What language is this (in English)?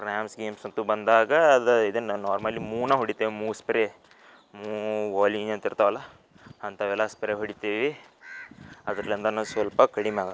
Kannada